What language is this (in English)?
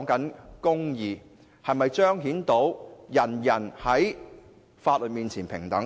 Cantonese